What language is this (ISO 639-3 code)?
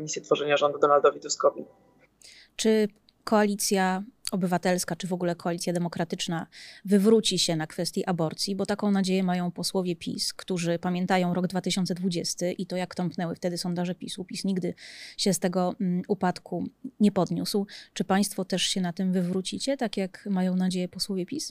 pol